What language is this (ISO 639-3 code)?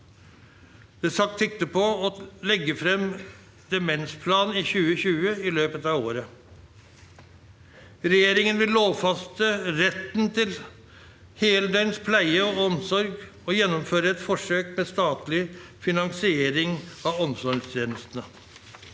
nor